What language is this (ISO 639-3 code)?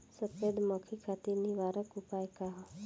bho